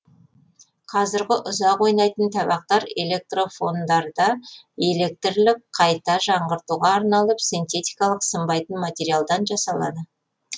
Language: Kazakh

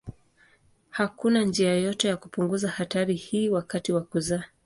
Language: Swahili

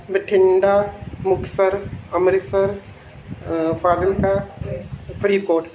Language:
Punjabi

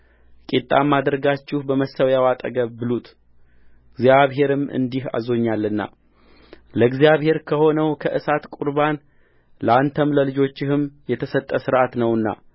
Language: Amharic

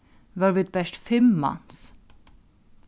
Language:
Faroese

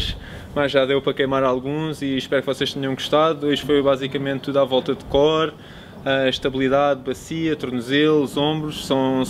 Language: Portuguese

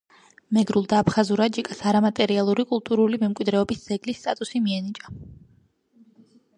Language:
Georgian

